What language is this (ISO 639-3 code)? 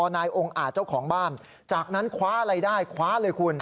tha